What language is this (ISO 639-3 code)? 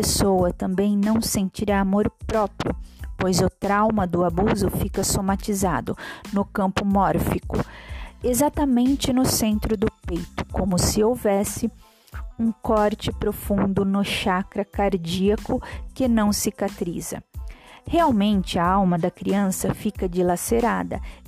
por